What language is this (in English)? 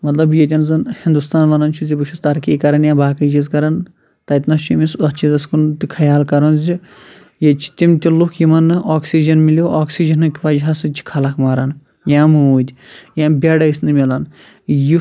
Kashmiri